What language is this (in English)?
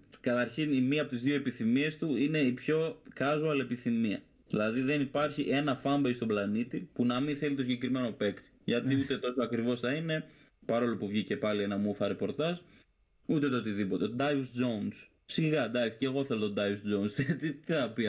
Greek